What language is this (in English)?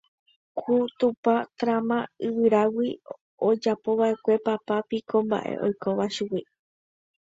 Guarani